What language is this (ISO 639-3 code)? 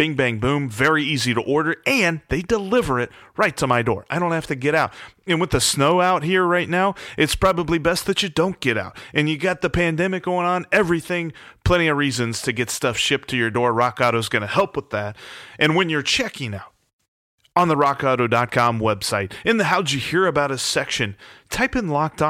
eng